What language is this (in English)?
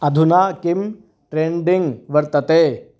Sanskrit